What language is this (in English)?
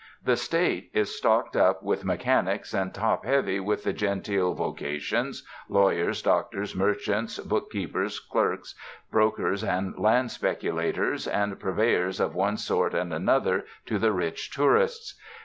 English